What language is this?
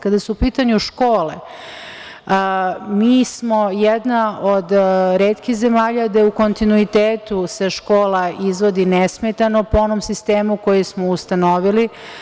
Serbian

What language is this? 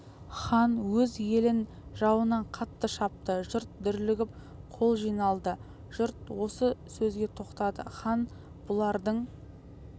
Kazakh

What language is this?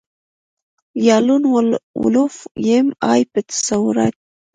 Pashto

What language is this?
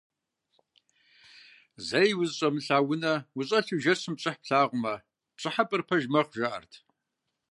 Kabardian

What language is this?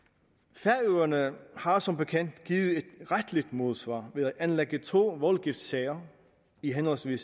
Danish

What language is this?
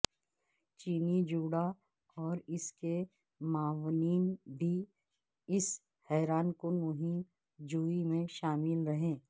Urdu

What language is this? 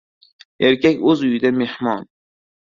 Uzbek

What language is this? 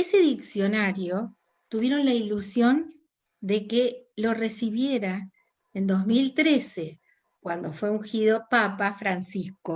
Spanish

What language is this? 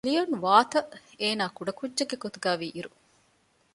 Divehi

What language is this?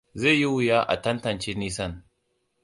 Hausa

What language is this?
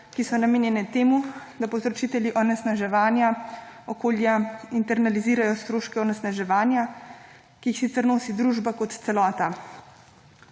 Slovenian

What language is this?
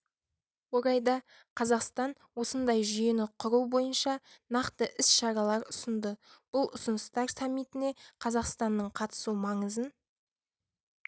Kazakh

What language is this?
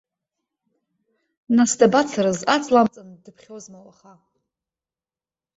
Abkhazian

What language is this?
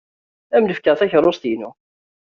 Kabyle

